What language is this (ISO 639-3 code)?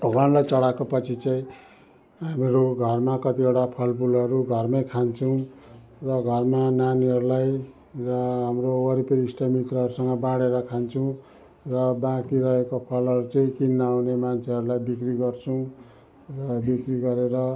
nep